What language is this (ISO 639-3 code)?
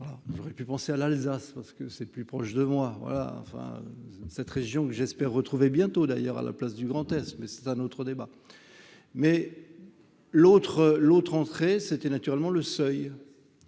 fra